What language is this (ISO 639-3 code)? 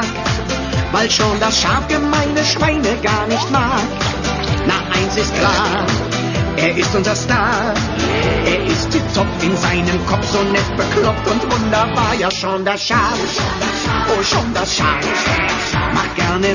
deu